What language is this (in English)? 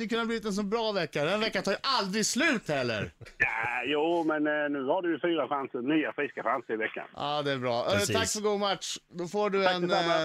Swedish